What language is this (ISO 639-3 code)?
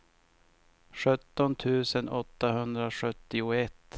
swe